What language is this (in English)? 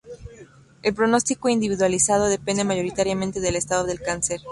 Spanish